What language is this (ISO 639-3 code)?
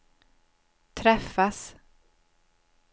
swe